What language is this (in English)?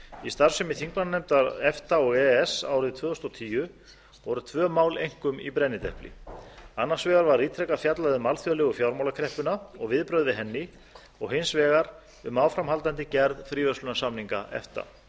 Icelandic